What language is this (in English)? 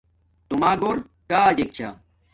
Domaaki